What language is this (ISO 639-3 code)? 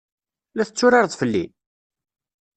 kab